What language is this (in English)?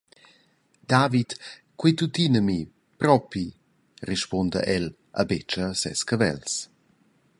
Romansh